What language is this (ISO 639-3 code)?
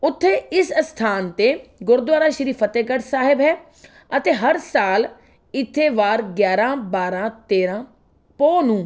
pan